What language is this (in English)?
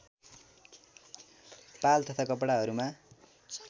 Nepali